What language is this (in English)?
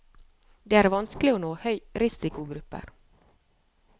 Norwegian